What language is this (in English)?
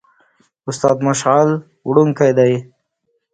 Pashto